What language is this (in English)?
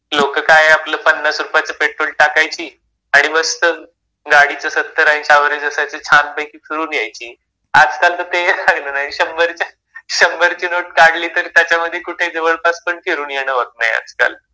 Marathi